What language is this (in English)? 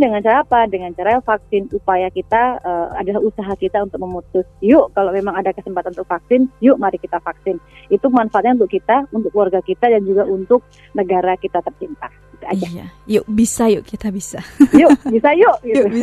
Indonesian